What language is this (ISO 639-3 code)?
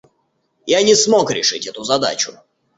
rus